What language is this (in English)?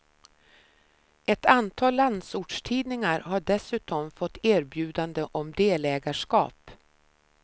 Swedish